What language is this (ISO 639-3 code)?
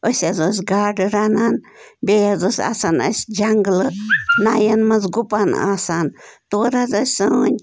kas